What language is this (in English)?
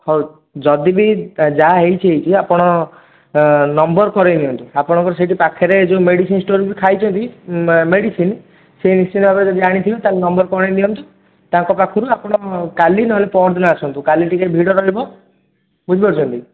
Odia